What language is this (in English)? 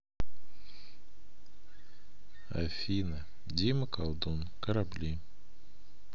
Russian